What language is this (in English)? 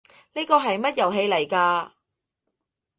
Cantonese